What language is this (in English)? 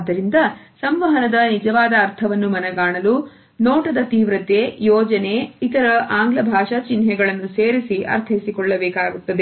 Kannada